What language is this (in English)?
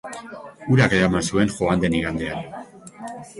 Basque